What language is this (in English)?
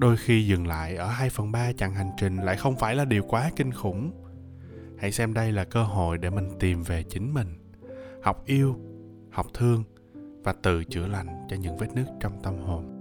Vietnamese